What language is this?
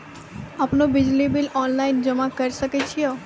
Maithili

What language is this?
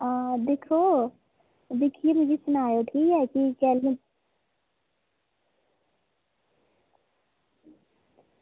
Dogri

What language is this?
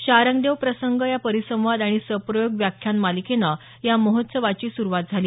Marathi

